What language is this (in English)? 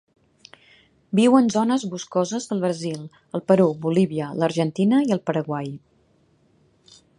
Catalan